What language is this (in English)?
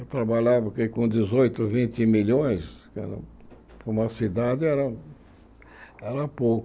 Portuguese